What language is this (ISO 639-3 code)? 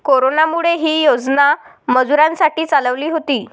mar